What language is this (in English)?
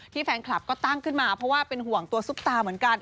Thai